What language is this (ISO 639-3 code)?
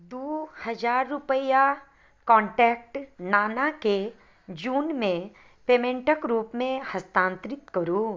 mai